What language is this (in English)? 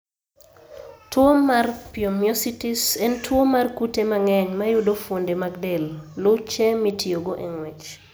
Luo (Kenya and Tanzania)